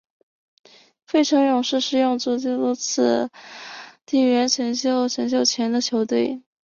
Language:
Chinese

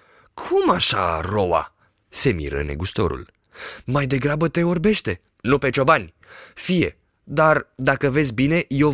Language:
Romanian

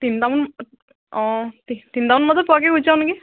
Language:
Assamese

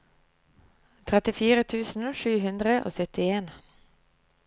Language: Norwegian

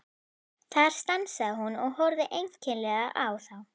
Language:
Icelandic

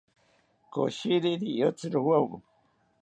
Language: South Ucayali Ashéninka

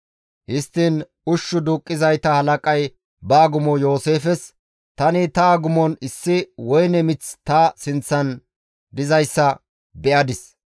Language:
Gamo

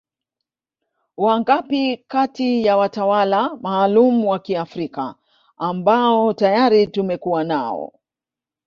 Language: Swahili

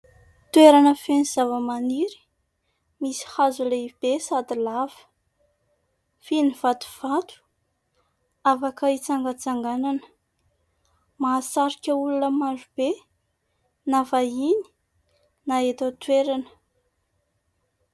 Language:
Malagasy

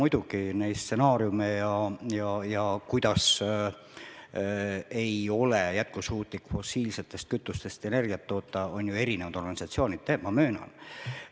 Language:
Estonian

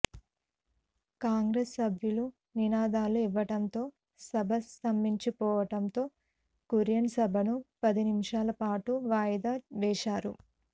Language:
Telugu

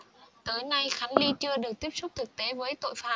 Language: Vietnamese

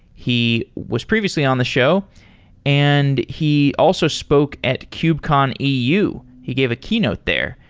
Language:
English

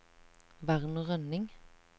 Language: Norwegian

